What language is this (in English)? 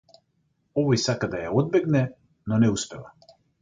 Macedonian